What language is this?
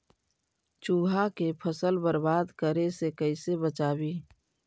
Magahi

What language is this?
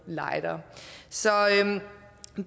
Danish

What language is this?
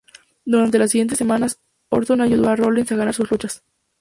Spanish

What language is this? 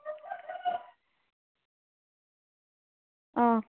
Manipuri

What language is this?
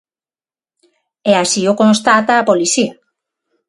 Galician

